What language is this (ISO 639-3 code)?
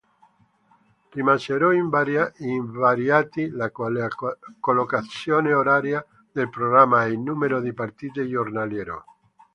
ita